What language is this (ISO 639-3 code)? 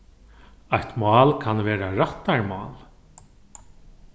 fao